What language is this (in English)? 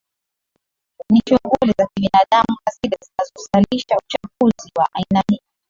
Swahili